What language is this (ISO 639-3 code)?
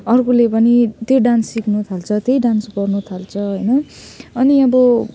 nep